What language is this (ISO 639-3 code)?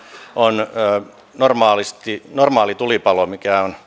fin